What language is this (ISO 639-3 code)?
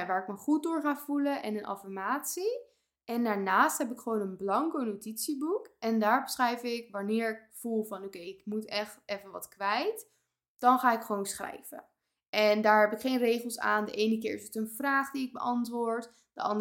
nld